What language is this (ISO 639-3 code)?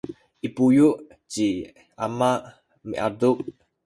szy